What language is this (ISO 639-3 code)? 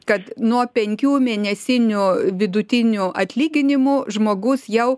lit